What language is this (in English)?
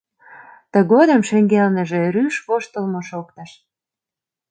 Mari